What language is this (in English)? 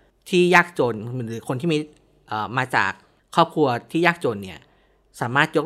Thai